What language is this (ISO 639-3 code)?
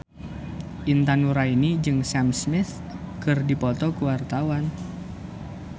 sun